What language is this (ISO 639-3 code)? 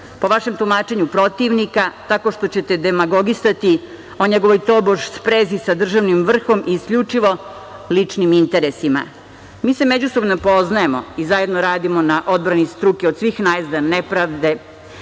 srp